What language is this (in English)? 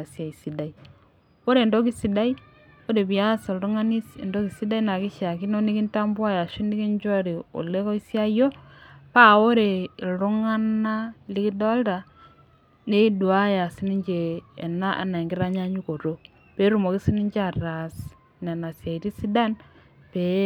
Masai